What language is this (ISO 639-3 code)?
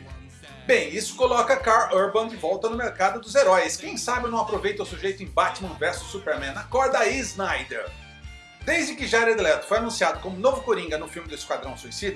por